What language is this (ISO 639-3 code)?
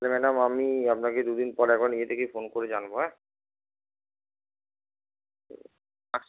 ben